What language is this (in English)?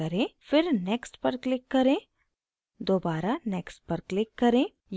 Hindi